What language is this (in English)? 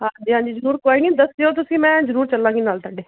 Punjabi